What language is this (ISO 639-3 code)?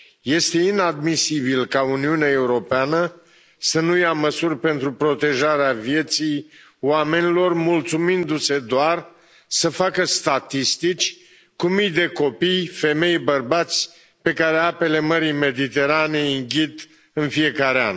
ron